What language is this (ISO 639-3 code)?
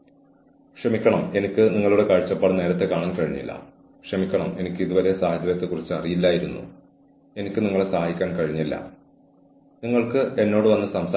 mal